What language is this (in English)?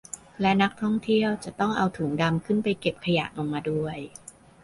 Thai